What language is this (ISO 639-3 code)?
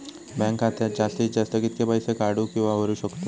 mar